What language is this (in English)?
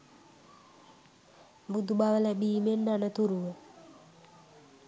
Sinhala